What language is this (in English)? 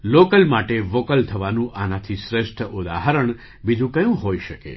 Gujarati